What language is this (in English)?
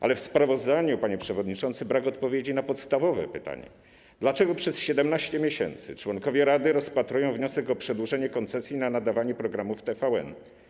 Polish